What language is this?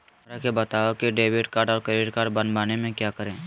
Magahi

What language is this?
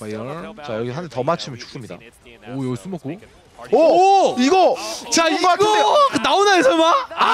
Korean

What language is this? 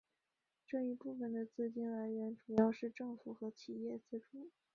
Chinese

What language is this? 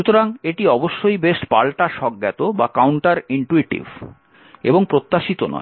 Bangla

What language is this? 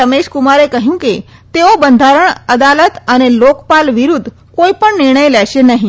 Gujarati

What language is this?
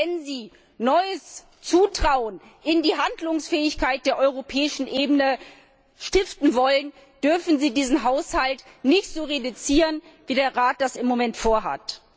German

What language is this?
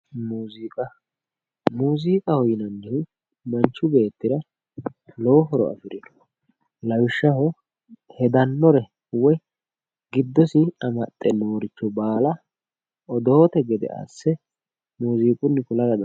Sidamo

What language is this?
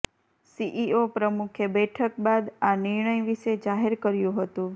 Gujarati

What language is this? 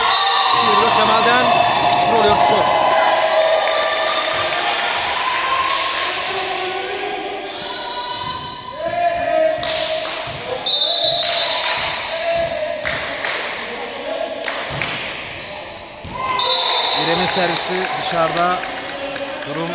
Turkish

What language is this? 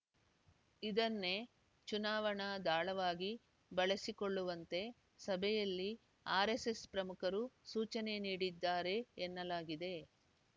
Kannada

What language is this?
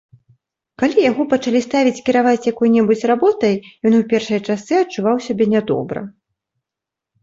Belarusian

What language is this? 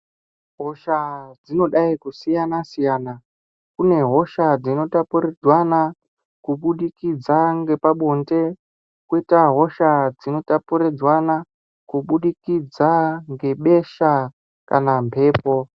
Ndau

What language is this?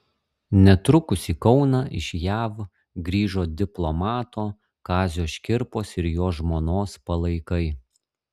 Lithuanian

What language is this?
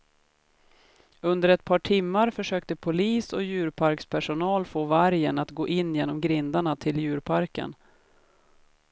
Swedish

